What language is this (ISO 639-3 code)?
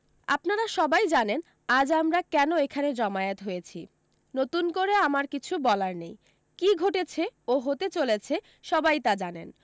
ben